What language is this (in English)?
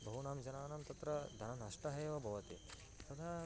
Sanskrit